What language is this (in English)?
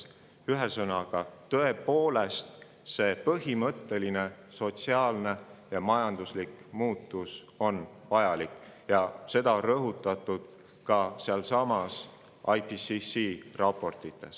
Estonian